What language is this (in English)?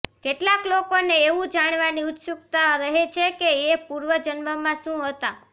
Gujarati